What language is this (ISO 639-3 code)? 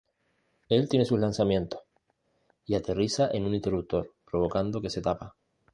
spa